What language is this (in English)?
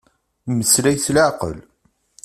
Kabyle